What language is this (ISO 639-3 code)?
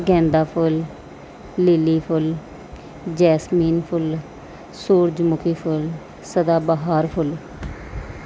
pan